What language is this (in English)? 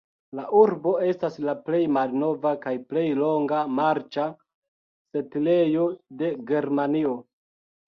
Esperanto